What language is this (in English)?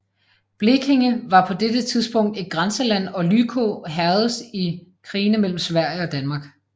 Danish